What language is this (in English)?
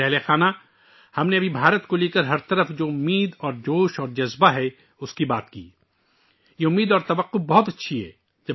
Urdu